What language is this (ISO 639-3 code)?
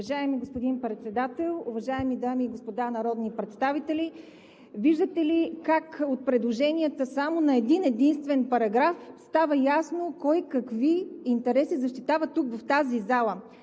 bul